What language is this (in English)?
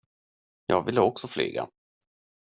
Swedish